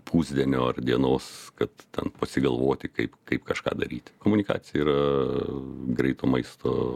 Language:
Lithuanian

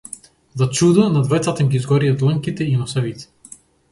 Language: Macedonian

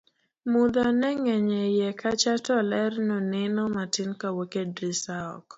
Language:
Luo (Kenya and Tanzania)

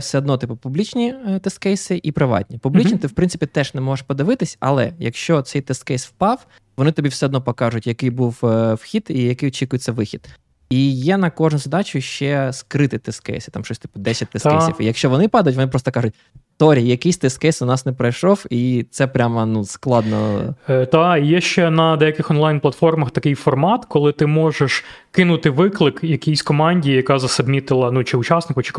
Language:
Ukrainian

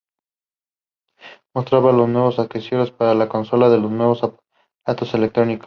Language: Spanish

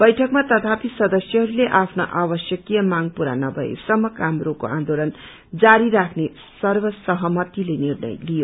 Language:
Nepali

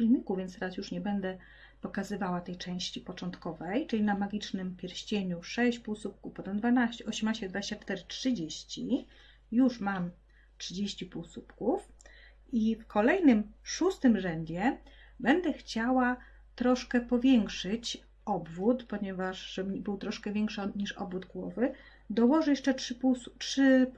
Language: Polish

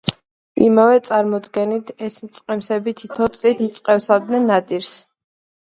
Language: Georgian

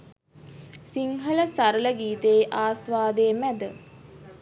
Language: Sinhala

